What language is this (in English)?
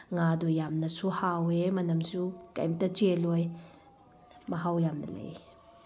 Manipuri